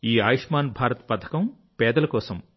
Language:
Telugu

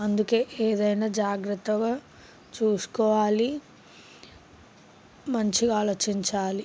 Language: Telugu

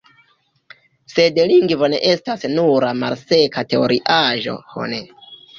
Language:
Esperanto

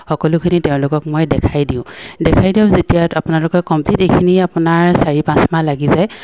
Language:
Assamese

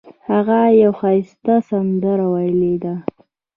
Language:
Pashto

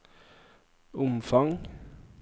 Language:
Norwegian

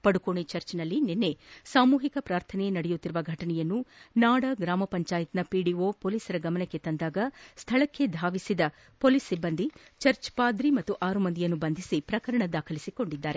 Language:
Kannada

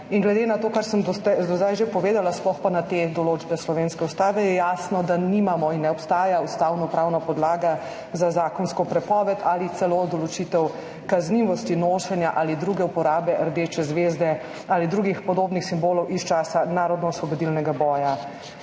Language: Slovenian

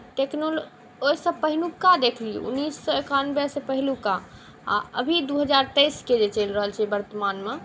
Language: Maithili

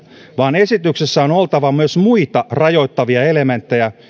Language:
Finnish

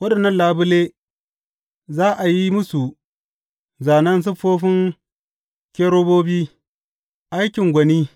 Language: Hausa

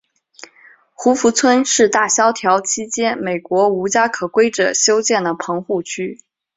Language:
Chinese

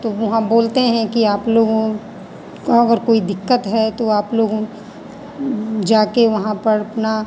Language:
Hindi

